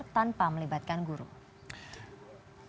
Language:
Indonesian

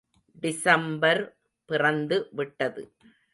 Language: Tamil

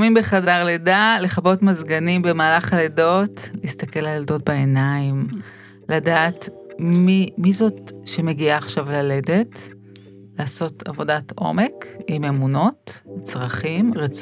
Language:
Hebrew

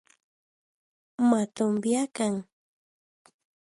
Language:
Central Puebla Nahuatl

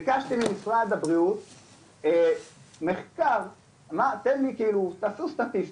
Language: Hebrew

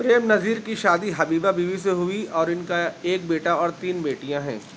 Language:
Urdu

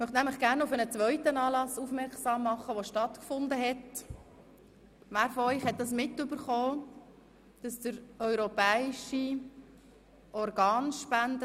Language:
Swiss German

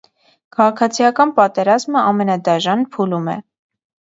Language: Armenian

